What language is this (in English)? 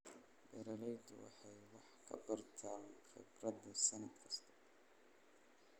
Somali